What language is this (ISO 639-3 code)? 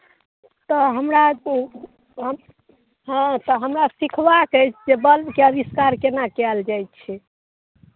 mai